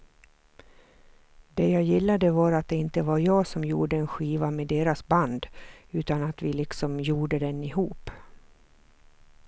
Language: Swedish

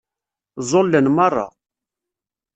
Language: Kabyle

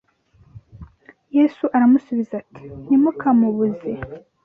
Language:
Kinyarwanda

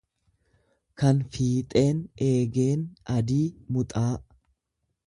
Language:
Oromo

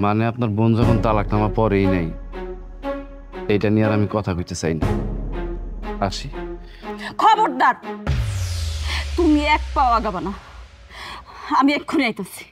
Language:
Bangla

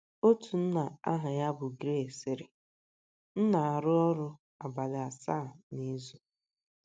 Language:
Igbo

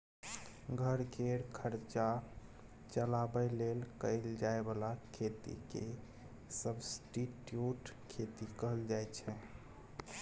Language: Maithili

